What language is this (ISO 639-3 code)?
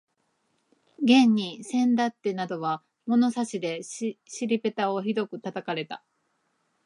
jpn